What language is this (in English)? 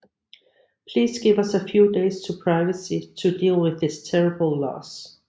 Danish